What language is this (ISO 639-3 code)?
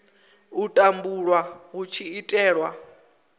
ven